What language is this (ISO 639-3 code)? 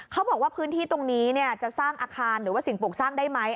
tha